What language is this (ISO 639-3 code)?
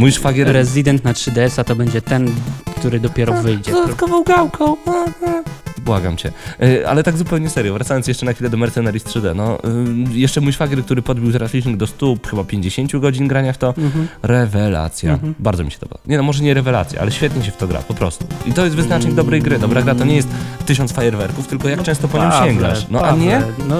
pol